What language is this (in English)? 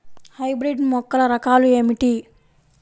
Telugu